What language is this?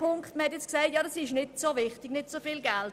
Swiss German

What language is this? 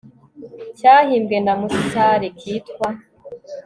Kinyarwanda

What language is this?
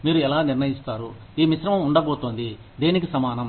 Telugu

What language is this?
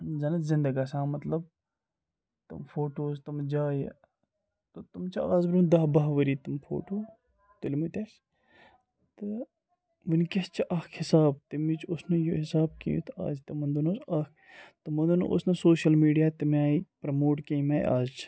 Kashmiri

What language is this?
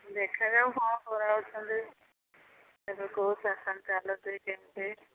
Odia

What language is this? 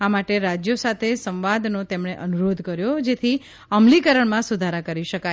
Gujarati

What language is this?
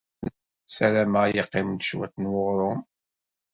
Kabyle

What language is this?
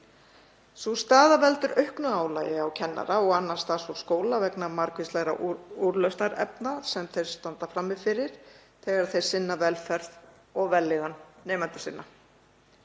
Icelandic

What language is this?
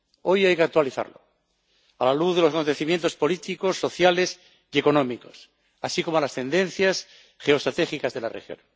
Spanish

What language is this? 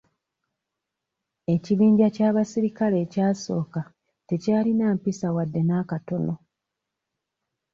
Ganda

